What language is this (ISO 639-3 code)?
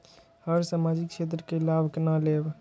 mai